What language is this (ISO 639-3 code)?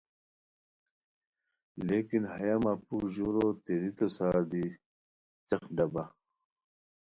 khw